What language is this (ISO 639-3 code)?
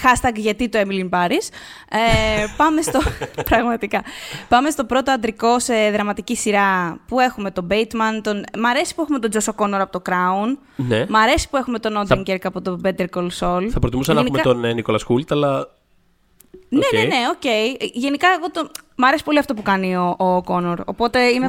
ell